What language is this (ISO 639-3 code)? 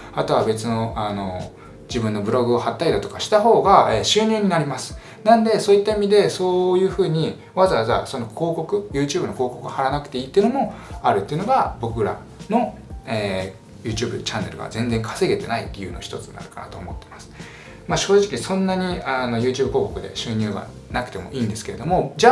jpn